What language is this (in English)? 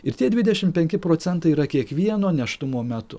Lithuanian